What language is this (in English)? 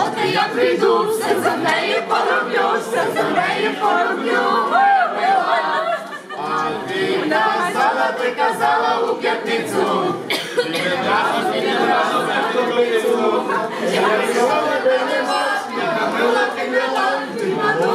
Ukrainian